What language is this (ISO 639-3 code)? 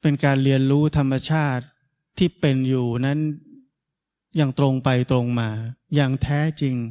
tha